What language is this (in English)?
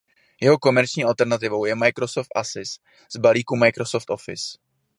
Czech